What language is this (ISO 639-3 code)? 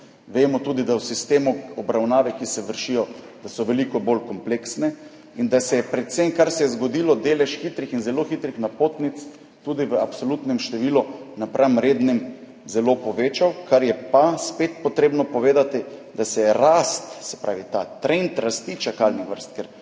slv